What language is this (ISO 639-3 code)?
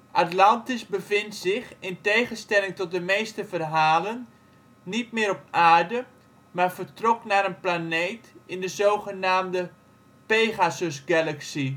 nld